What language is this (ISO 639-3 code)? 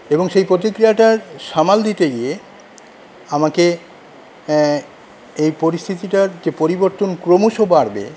ben